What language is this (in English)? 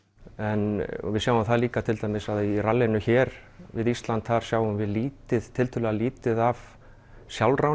Icelandic